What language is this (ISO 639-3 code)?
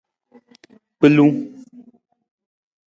nmz